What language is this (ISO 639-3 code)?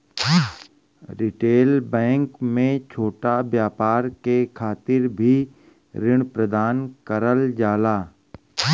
bho